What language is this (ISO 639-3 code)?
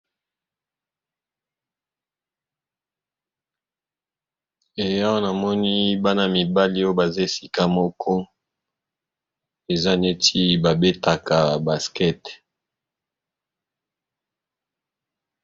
lin